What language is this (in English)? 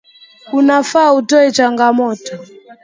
Swahili